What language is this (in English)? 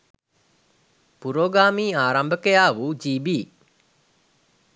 Sinhala